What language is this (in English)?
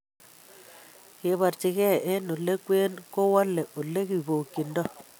Kalenjin